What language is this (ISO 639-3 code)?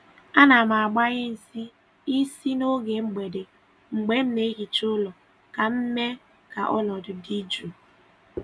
ibo